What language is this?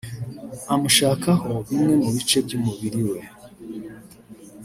Kinyarwanda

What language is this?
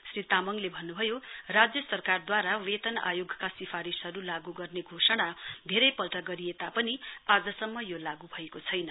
Nepali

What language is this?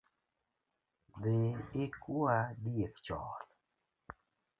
Luo (Kenya and Tanzania)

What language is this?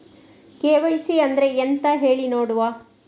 Kannada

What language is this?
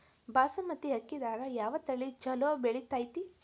Kannada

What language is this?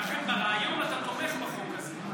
Hebrew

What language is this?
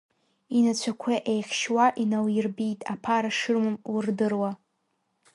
Abkhazian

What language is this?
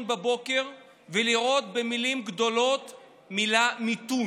Hebrew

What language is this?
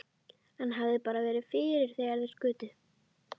Icelandic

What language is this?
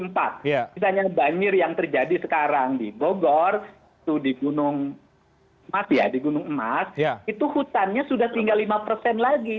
Indonesian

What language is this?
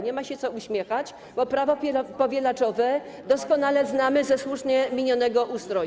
Polish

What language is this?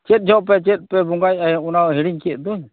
Santali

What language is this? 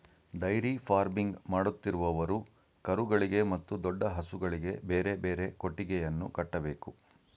Kannada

